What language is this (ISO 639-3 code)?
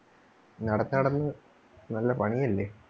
mal